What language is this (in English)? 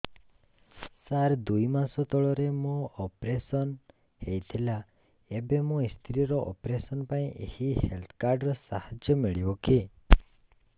Odia